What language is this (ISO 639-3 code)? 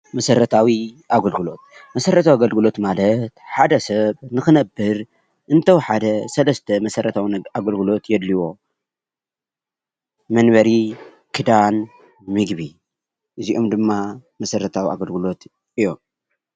tir